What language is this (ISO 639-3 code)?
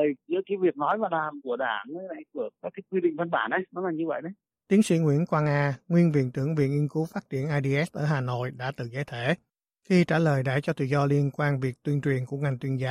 vie